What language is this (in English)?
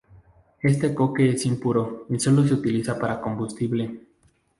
Spanish